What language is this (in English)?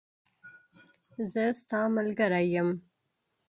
Pashto